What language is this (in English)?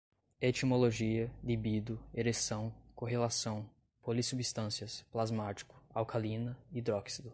Portuguese